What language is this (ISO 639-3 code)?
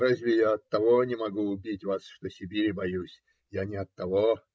rus